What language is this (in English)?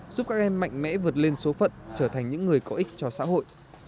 Vietnamese